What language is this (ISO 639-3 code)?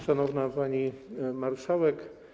pol